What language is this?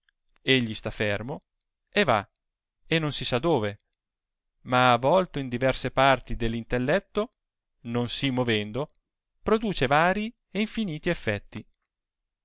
Italian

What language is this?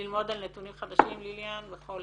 Hebrew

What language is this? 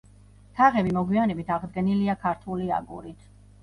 Georgian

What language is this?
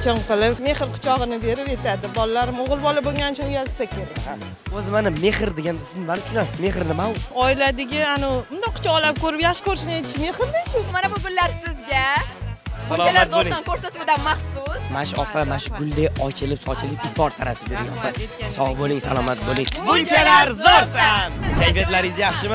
Turkish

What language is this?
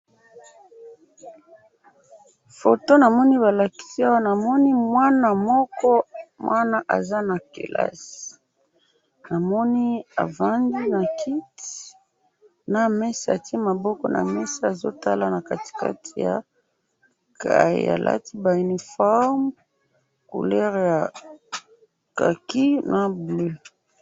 Lingala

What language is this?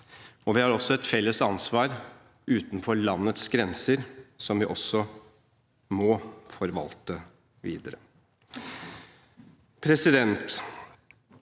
Norwegian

